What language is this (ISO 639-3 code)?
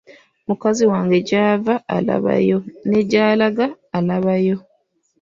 lug